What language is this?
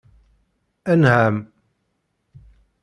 Kabyle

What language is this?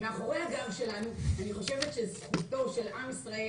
Hebrew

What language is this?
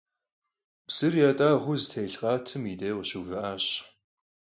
Kabardian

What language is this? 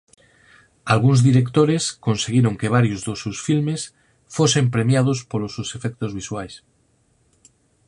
Galician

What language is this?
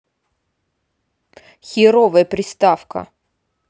Russian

